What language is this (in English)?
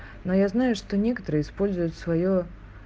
Russian